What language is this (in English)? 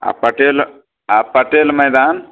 Maithili